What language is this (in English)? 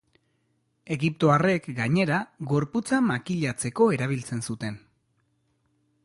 Basque